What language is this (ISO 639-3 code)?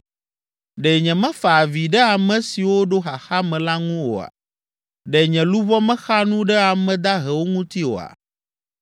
ewe